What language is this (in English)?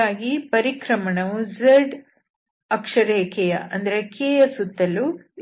Kannada